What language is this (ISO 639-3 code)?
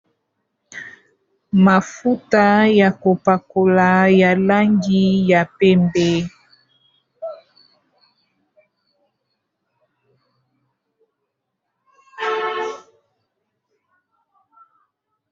lin